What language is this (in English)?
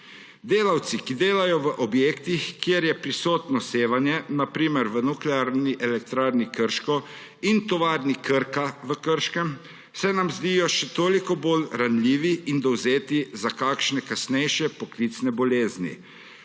Slovenian